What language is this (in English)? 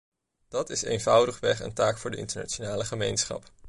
Dutch